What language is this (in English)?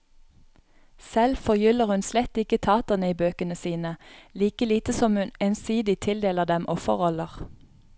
Norwegian